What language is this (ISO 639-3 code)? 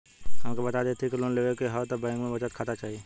bho